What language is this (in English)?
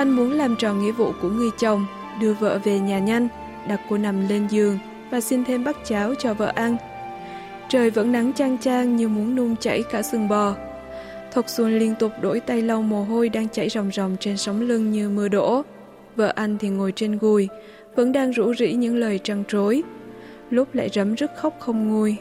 Vietnamese